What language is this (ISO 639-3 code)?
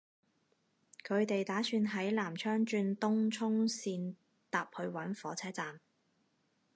yue